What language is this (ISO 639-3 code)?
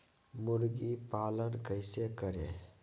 mag